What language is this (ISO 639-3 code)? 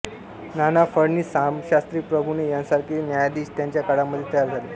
mar